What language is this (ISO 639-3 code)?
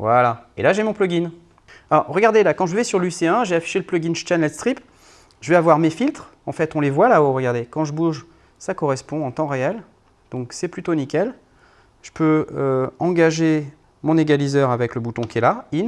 fra